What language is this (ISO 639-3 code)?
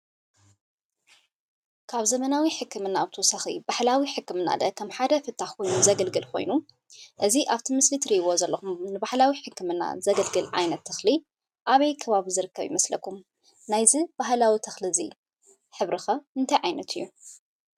tir